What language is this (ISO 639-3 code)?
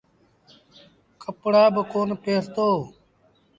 sbn